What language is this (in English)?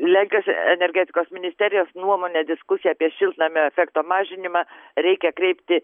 Lithuanian